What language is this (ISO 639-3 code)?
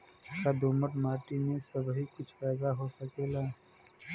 bho